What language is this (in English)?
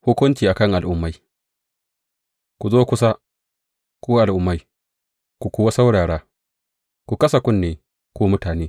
Hausa